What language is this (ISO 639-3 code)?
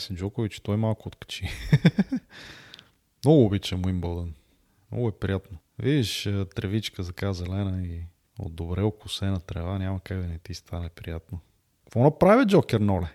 bul